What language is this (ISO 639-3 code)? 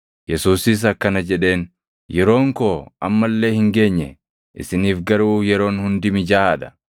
orm